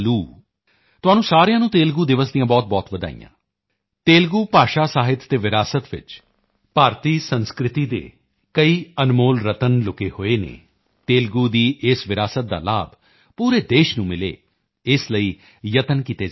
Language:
Punjabi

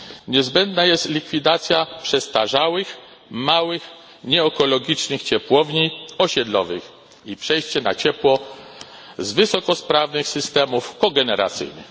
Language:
Polish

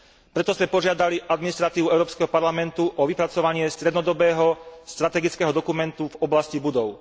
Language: Slovak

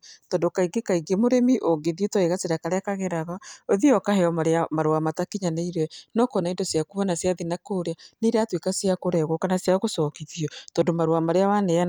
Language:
Kikuyu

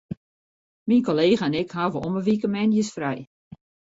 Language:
Western Frisian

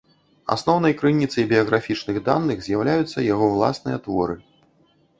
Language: Belarusian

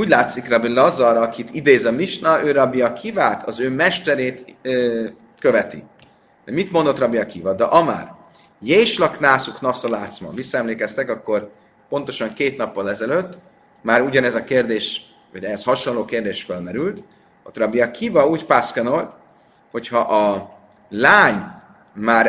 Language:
Hungarian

